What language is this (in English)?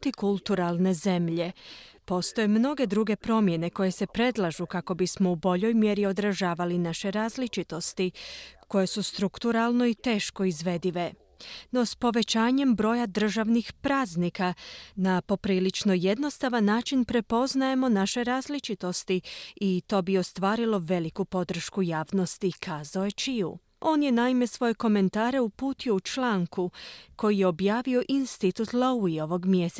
Croatian